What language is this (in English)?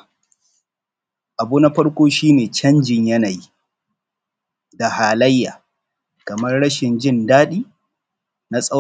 Hausa